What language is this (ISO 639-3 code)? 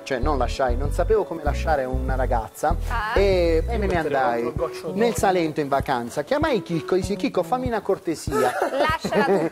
ita